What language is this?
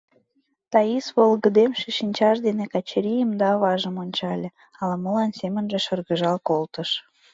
Mari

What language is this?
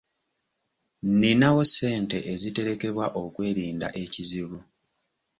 Ganda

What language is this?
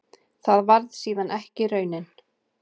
Icelandic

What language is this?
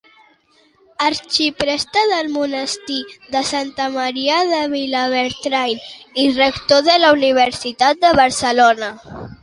Catalan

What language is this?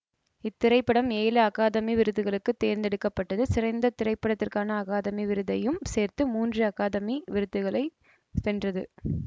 Tamil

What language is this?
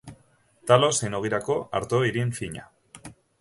Basque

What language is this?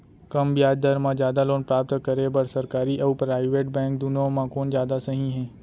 Chhattisgarhi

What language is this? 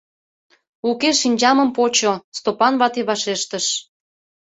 Mari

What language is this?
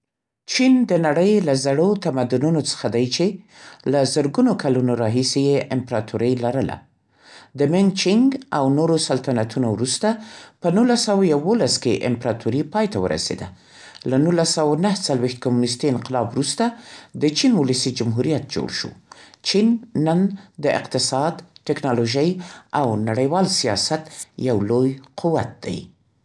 Central Pashto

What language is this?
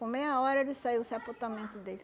Portuguese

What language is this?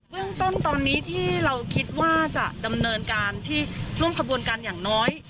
Thai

